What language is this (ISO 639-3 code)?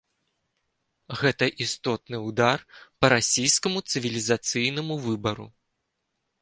bel